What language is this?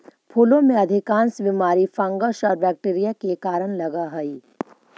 Magahi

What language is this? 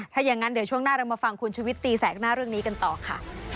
Thai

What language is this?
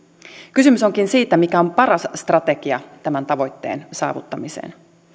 Finnish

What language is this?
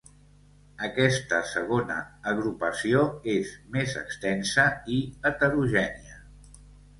Catalan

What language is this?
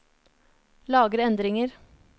Norwegian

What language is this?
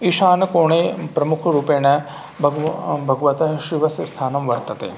Sanskrit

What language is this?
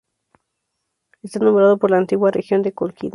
Spanish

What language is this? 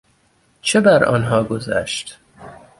Persian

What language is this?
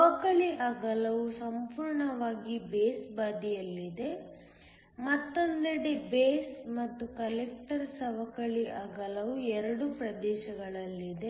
Kannada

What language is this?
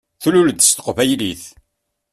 Kabyle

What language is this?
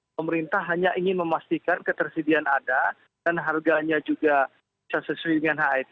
Indonesian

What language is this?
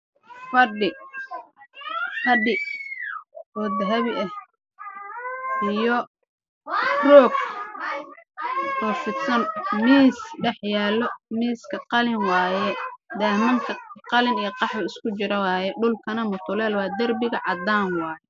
Somali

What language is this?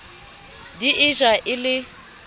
Southern Sotho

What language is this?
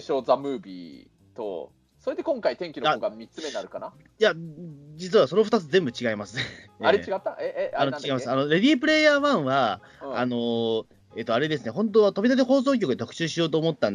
Japanese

